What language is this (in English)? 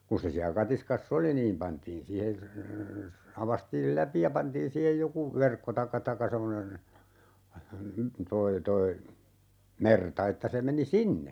Finnish